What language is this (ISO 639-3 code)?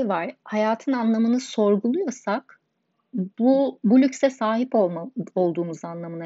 tur